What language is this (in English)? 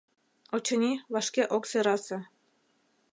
Mari